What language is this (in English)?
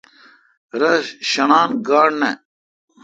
Kalkoti